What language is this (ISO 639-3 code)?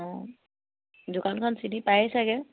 asm